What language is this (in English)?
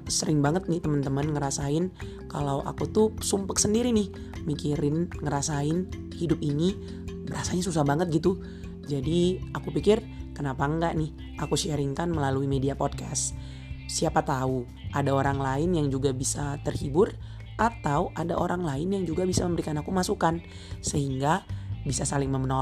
Indonesian